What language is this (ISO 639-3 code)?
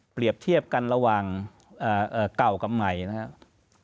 tha